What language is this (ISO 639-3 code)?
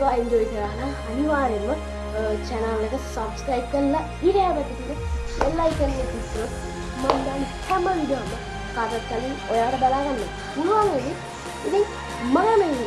sin